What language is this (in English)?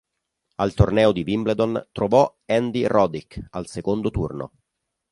Italian